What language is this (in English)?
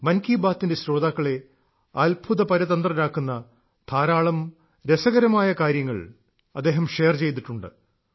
Malayalam